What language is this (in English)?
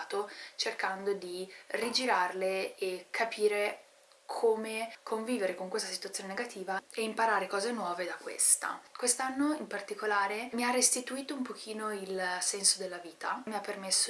Italian